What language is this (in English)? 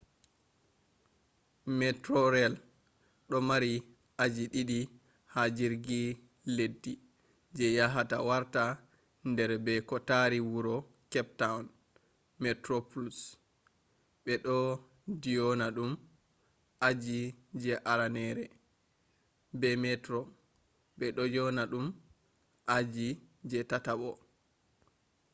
Fula